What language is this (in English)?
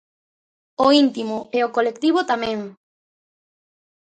Galician